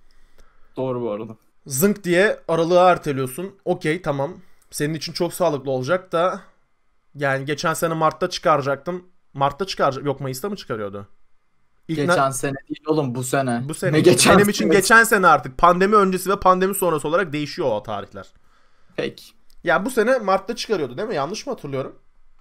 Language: Turkish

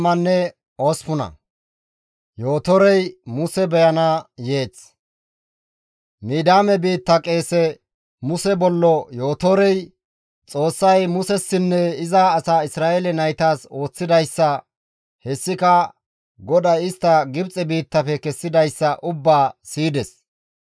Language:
Gamo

